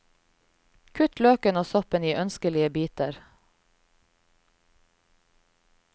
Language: Norwegian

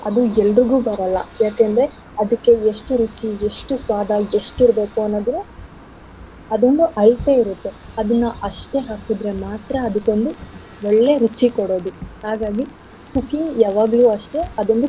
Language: Kannada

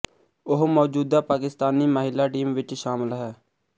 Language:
Punjabi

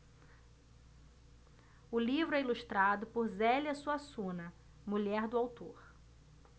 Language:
Portuguese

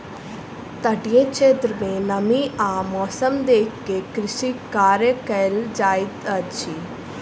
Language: Maithili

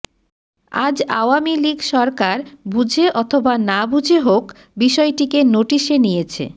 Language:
Bangla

